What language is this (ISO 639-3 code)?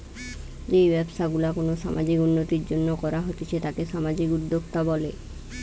ben